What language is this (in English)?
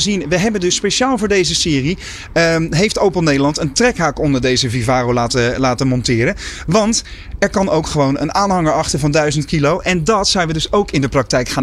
Dutch